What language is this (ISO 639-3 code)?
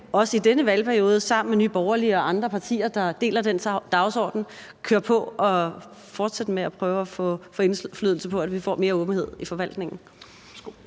dan